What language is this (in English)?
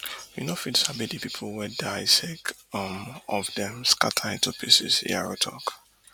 Nigerian Pidgin